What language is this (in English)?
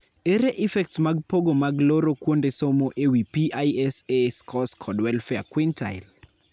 Luo (Kenya and Tanzania)